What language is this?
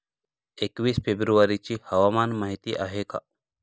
Marathi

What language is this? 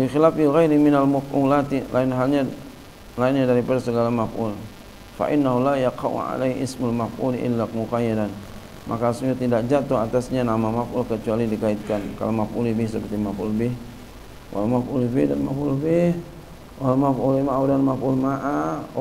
Indonesian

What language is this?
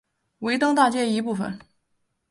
Chinese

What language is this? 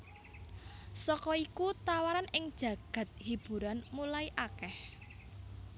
Javanese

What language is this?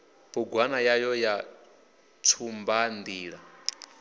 Venda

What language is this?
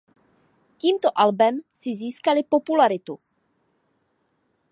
Czech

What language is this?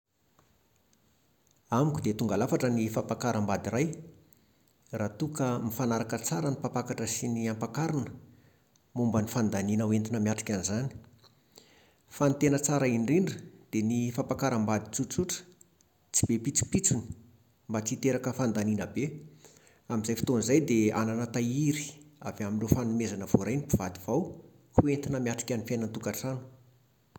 Malagasy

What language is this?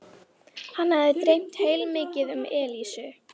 Icelandic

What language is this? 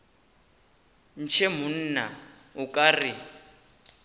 Northern Sotho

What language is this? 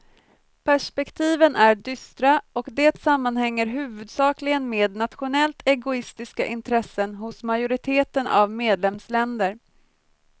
Swedish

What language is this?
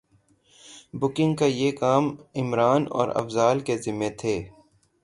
Urdu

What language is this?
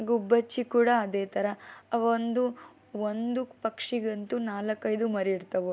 Kannada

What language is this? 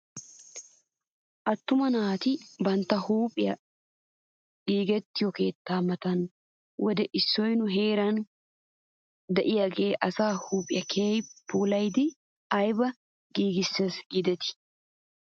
Wolaytta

